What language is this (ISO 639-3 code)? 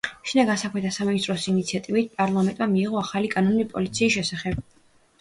kat